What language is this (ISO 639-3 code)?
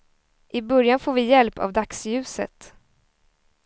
swe